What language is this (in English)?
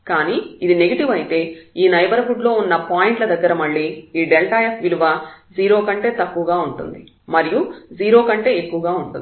Telugu